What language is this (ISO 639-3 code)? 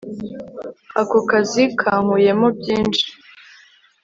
kin